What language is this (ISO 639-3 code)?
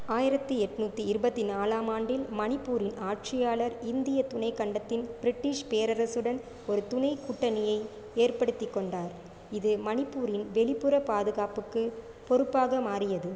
tam